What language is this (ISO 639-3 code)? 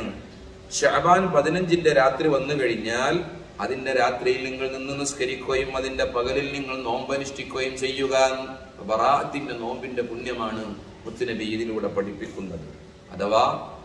ara